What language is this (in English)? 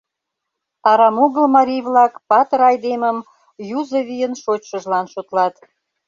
Mari